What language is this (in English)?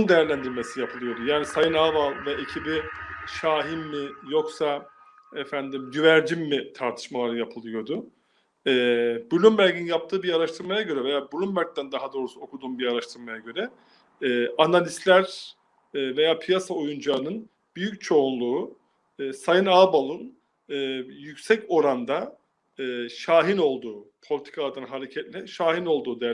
Turkish